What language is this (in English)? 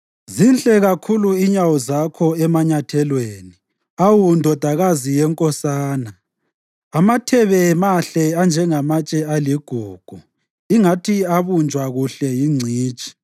North Ndebele